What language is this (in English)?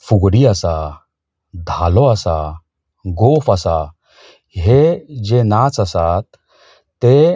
Konkani